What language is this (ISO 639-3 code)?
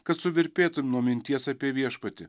lit